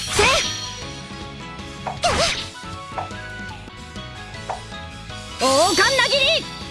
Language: Japanese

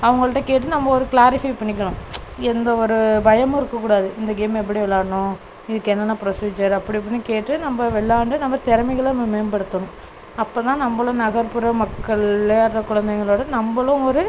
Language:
Tamil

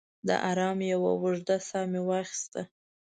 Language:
Pashto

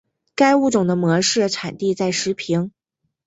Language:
Chinese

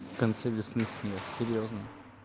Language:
Russian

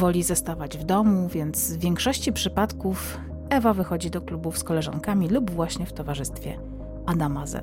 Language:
Polish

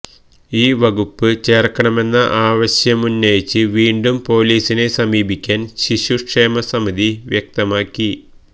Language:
Malayalam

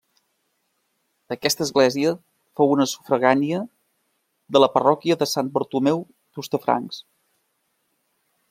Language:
Catalan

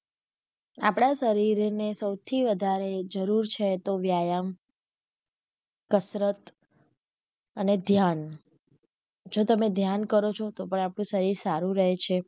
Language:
Gujarati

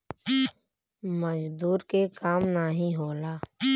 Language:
Bhojpuri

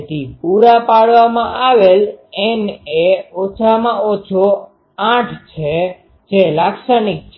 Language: Gujarati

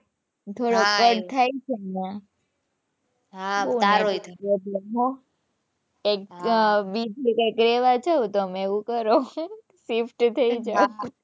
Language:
Gujarati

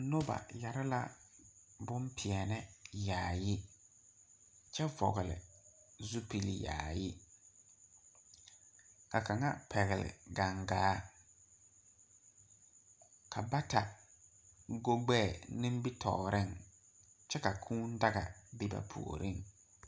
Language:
Southern Dagaare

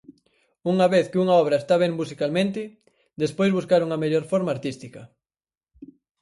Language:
Galician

